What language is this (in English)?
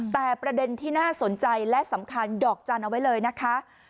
Thai